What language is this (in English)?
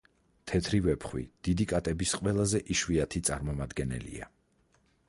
Georgian